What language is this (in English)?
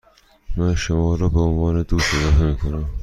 Persian